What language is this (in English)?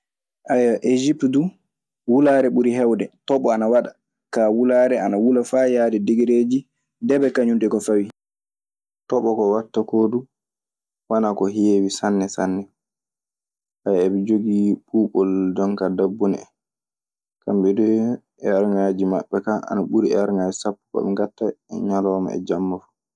Maasina Fulfulde